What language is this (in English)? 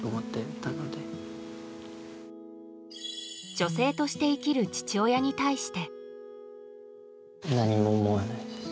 Japanese